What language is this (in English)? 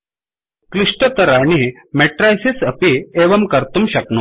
Sanskrit